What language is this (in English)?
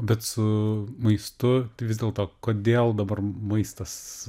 Lithuanian